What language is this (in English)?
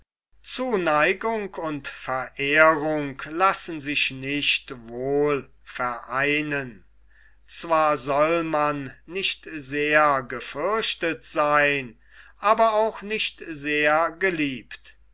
German